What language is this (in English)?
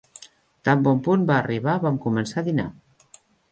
Catalan